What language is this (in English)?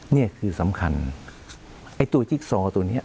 Thai